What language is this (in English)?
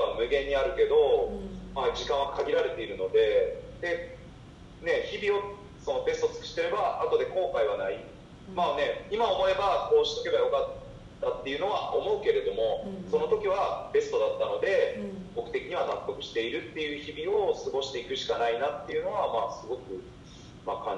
Japanese